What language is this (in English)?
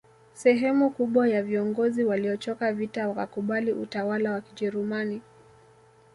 Swahili